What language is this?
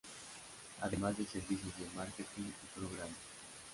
Spanish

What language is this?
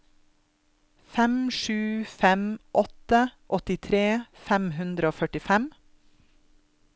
Norwegian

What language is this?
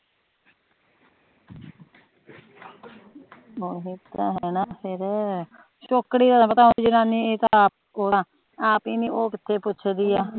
Punjabi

